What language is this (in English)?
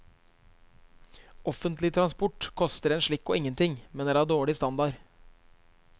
Norwegian